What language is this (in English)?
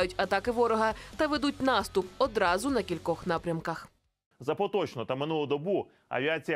Ukrainian